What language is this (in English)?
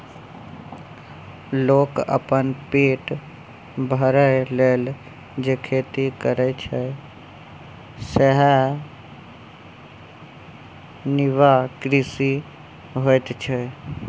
Maithili